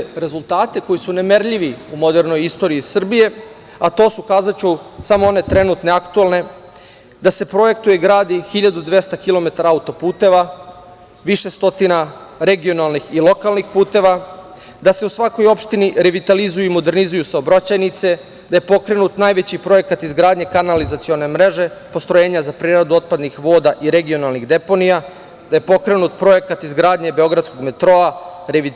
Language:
Serbian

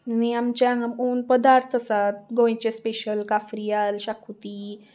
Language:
Konkani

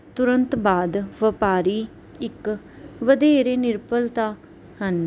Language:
Punjabi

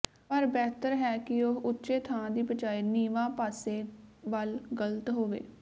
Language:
Punjabi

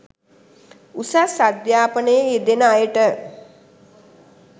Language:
Sinhala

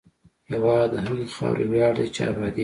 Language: Pashto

